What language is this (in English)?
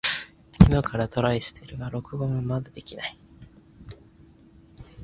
Japanese